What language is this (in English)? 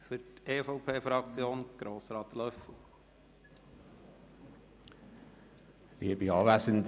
Swiss German